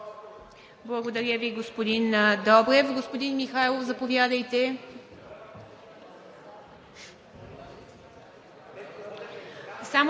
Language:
Bulgarian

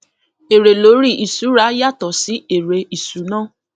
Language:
Yoruba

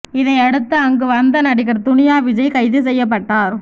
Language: Tamil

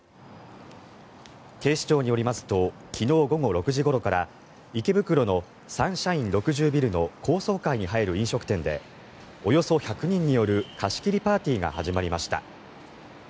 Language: Japanese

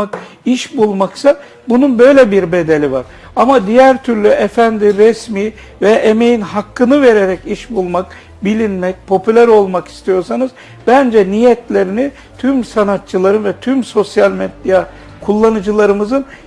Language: Turkish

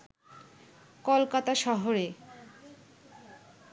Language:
Bangla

